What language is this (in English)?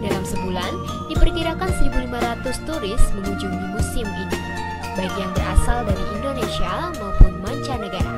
Indonesian